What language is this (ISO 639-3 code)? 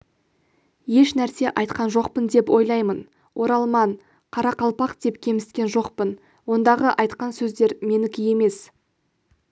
kaz